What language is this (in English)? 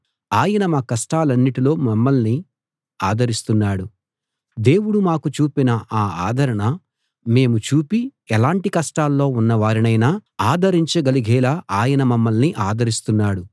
Telugu